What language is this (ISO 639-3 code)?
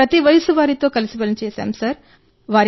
tel